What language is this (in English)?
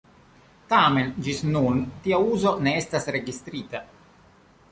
Esperanto